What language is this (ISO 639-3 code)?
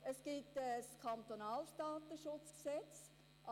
gsw